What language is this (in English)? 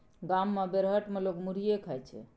Maithili